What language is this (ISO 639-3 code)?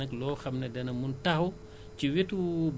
wol